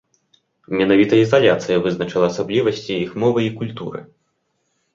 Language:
Belarusian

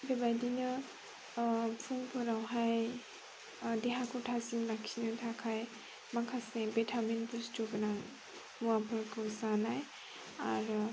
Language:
Bodo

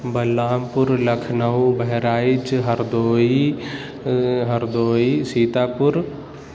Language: Urdu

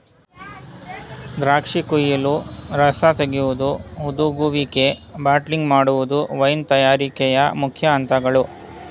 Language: Kannada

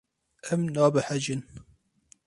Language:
Kurdish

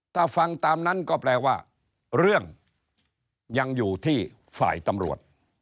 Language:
Thai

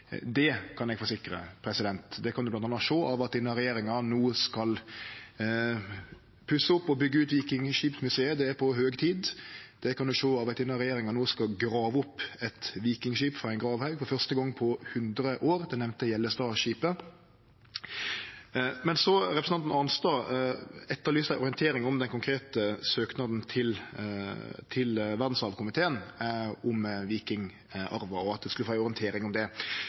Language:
Norwegian Nynorsk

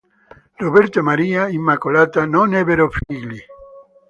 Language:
Italian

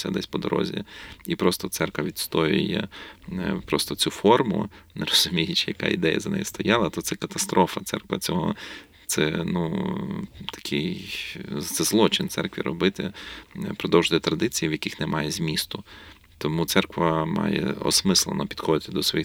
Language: Ukrainian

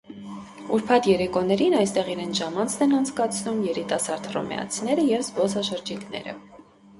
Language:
Armenian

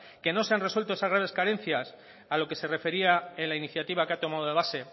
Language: Spanish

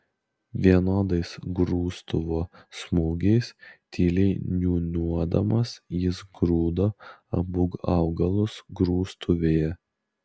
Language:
Lithuanian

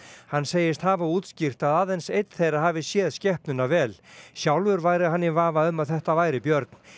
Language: Icelandic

